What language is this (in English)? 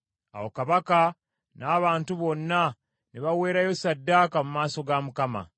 Ganda